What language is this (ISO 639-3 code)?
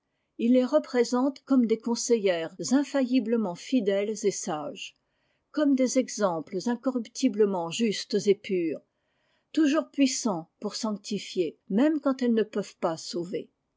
fra